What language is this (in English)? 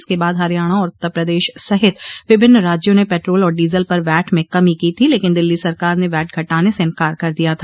Hindi